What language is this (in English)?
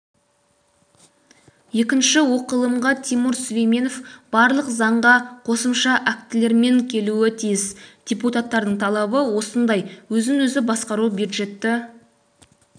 Kazakh